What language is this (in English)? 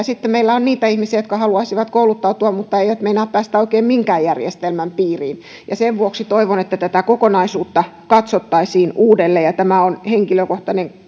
Finnish